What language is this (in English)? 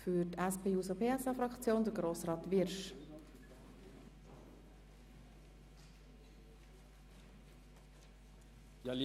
Swiss German